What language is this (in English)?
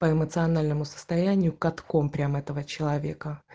Russian